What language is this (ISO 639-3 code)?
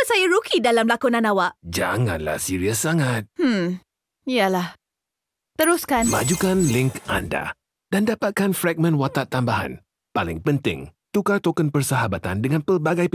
msa